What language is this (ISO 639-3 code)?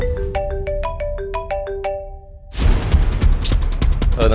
ind